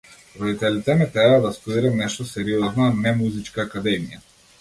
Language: Macedonian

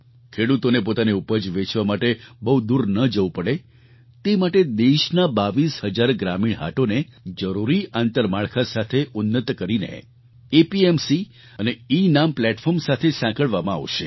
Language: Gujarati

